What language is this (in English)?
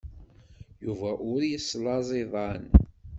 Kabyle